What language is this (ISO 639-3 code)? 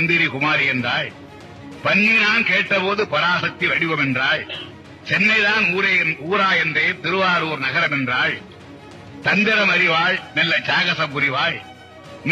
tam